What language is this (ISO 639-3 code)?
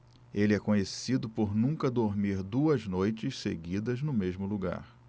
por